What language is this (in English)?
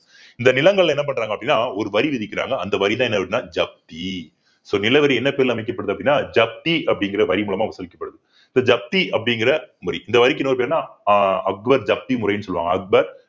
Tamil